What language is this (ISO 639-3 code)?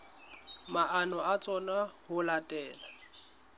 sot